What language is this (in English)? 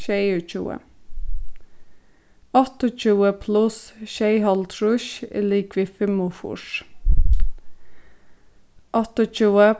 Faroese